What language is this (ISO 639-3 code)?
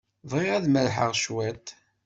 kab